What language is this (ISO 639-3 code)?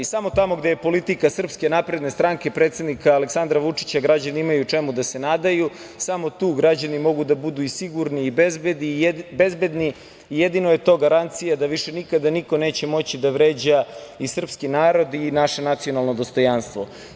srp